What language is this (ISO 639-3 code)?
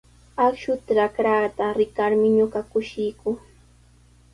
qws